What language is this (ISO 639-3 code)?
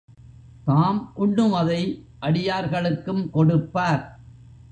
tam